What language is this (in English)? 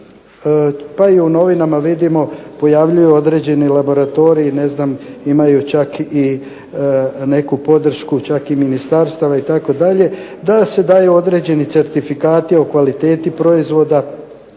Croatian